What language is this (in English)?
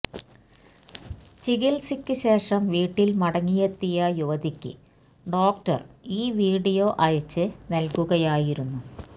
Malayalam